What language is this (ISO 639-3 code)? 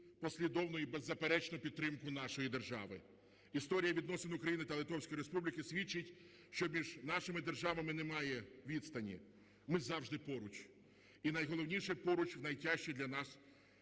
ukr